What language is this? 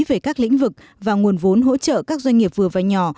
Vietnamese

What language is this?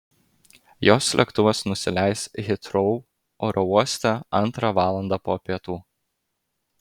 Lithuanian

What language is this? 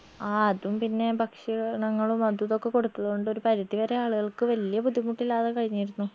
Malayalam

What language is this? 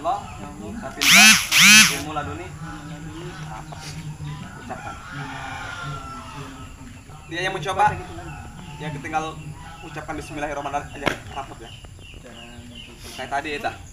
Indonesian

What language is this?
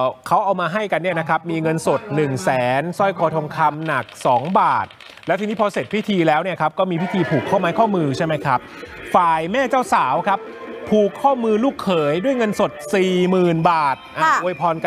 Thai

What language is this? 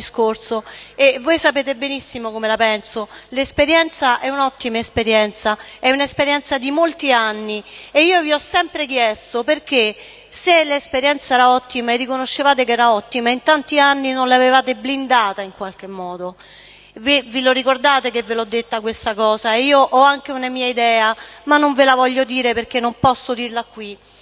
Italian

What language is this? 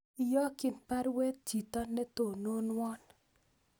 Kalenjin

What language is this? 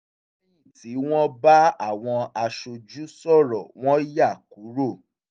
Yoruba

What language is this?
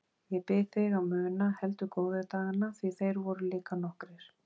Icelandic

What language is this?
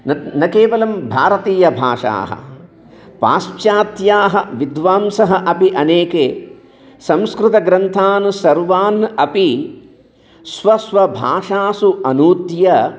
Sanskrit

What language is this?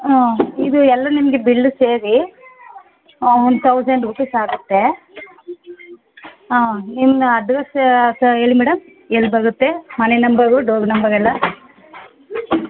Kannada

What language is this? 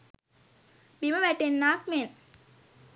Sinhala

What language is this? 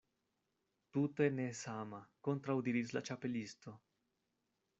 Esperanto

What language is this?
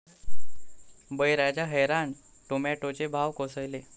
Marathi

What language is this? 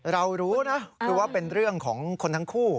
Thai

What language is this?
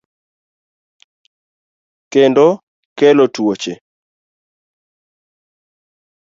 Luo (Kenya and Tanzania)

